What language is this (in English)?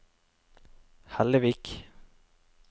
Norwegian